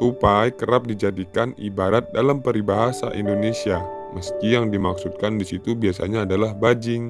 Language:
Indonesian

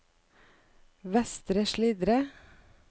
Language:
Norwegian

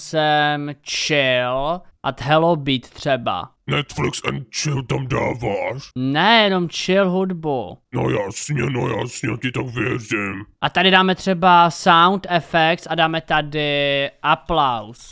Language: Czech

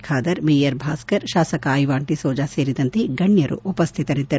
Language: Kannada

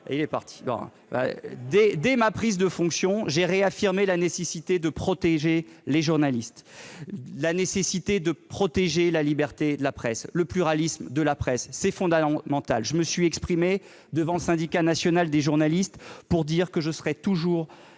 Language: French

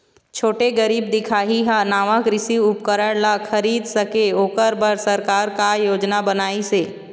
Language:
Chhattisgarhi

